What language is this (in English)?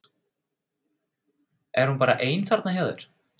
Icelandic